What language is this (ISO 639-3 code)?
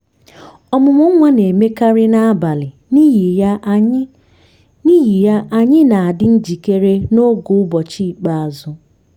ibo